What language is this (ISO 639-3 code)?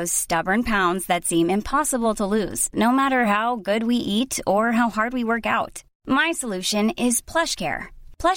swe